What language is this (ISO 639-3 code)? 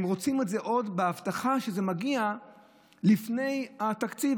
heb